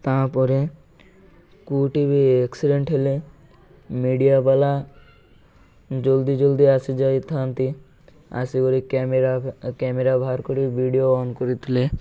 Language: Odia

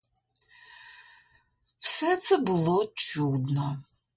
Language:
Ukrainian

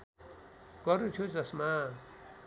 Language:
Nepali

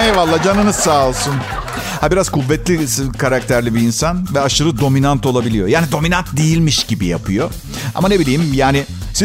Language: Turkish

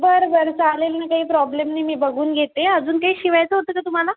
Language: Marathi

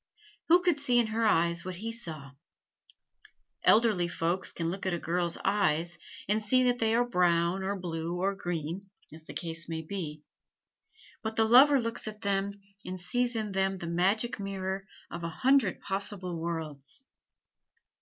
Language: English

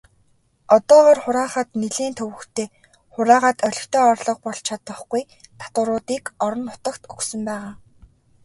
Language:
Mongolian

